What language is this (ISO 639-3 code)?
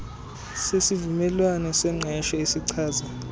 xho